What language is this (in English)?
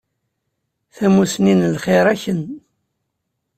Kabyle